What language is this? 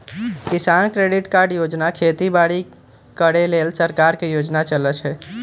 Magahi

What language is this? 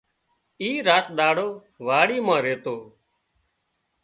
Wadiyara Koli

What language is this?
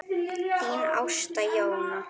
Icelandic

